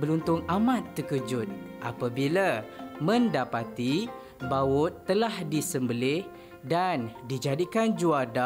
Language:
Malay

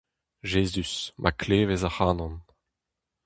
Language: Breton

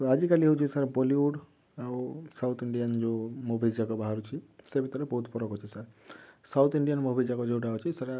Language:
Odia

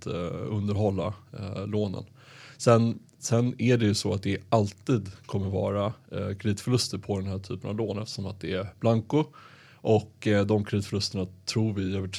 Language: Swedish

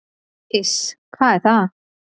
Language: Icelandic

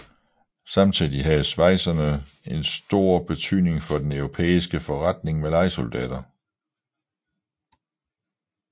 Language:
Danish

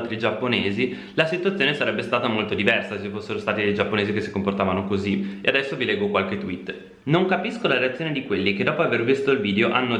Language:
Italian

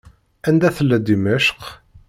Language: Kabyle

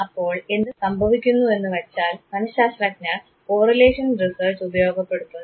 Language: Malayalam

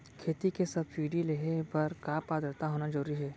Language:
Chhattisgarhi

